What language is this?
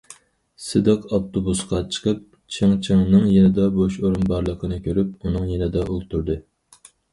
Uyghur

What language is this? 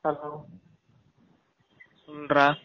Tamil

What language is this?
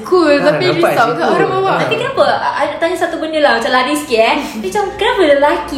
Malay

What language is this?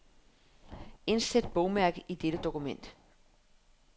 Danish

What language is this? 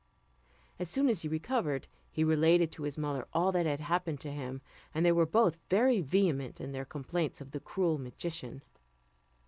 English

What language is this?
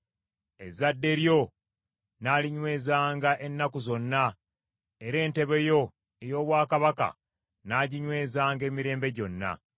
Ganda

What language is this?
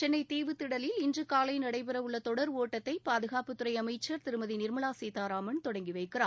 Tamil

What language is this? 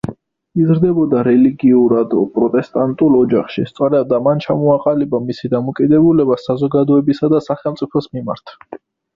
Georgian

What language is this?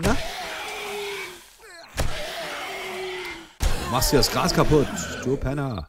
German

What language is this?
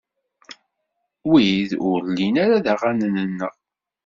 Kabyle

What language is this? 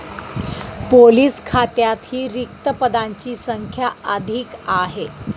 Marathi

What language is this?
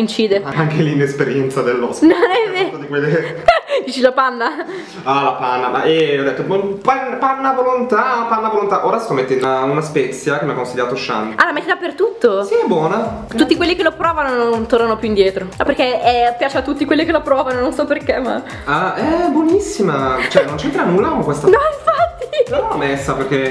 Italian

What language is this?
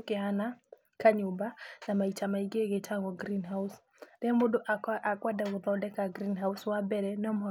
Kikuyu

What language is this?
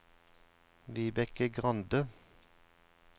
Norwegian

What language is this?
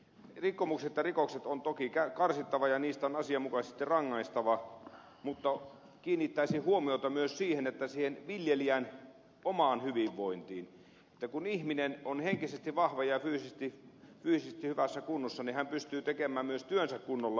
Finnish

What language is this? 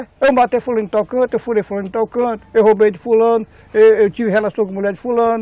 Portuguese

